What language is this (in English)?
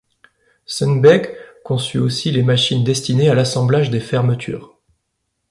French